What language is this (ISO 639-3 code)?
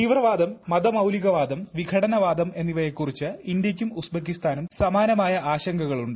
mal